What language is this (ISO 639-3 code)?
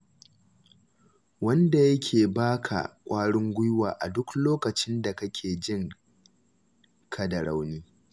hau